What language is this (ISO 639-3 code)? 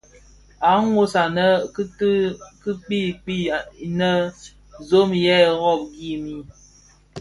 ksf